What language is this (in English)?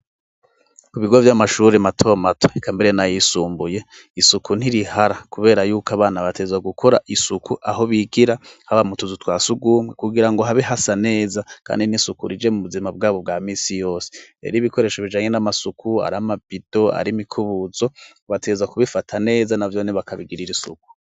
Rundi